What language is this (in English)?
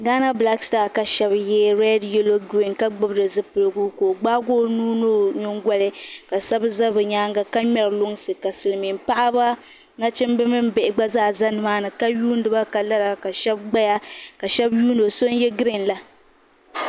Dagbani